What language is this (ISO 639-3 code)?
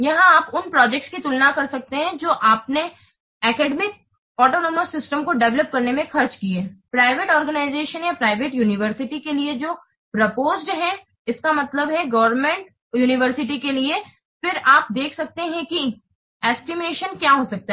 hin